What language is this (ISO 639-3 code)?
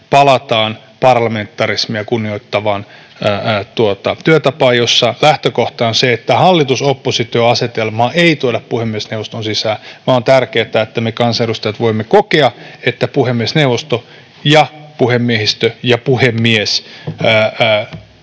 fin